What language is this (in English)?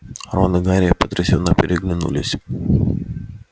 Russian